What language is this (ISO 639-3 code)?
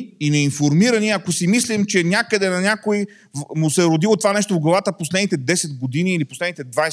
bul